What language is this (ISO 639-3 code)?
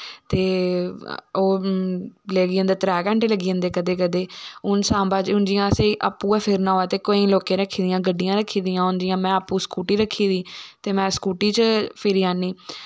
doi